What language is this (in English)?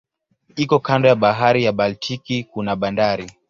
Swahili